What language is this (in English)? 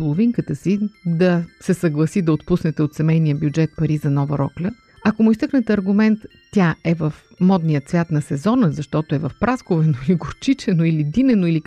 Bulgarian